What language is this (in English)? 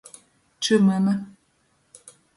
Latgalian